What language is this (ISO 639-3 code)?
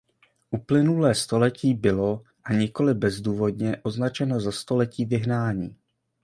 ces